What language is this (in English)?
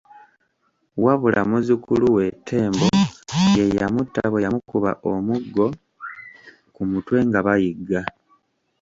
Ganda